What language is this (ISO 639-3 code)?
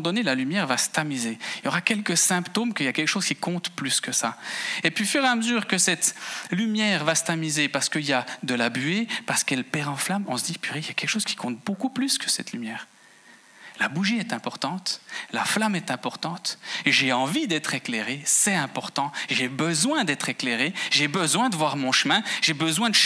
fra